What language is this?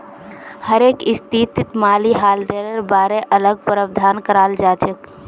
Magahi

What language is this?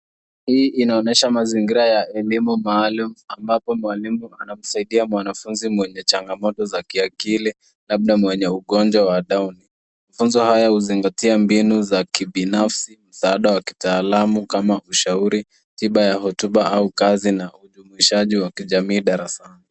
Swahili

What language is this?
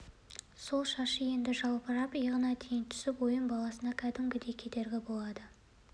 Kazakh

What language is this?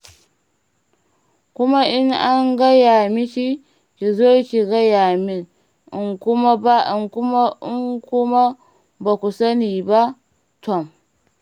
Hausa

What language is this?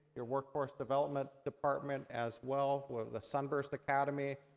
English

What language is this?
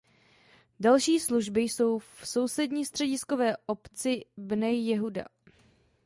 Czech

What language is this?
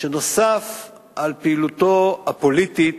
Hebrew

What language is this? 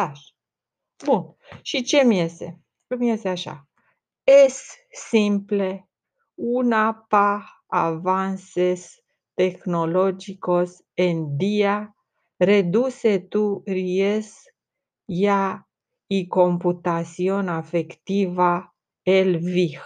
Romanian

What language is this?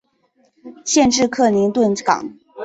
Chinese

